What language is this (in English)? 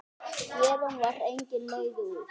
Icelandic